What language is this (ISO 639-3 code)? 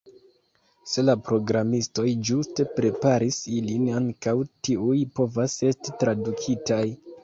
epo